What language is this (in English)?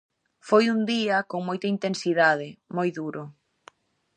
Galician